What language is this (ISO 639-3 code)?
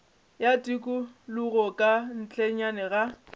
nso